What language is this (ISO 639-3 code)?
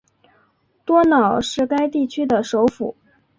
zho